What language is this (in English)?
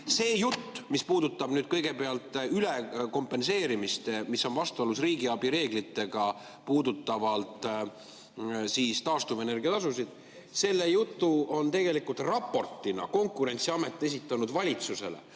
Estonian